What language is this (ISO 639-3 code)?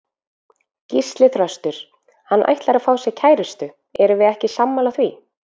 isl